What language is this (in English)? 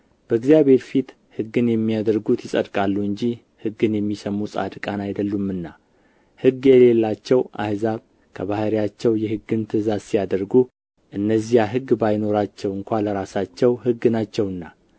Amharic